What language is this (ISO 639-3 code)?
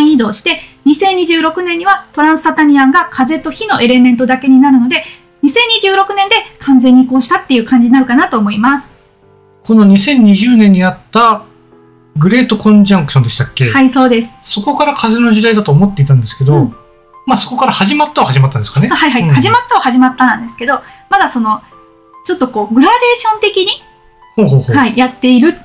jpn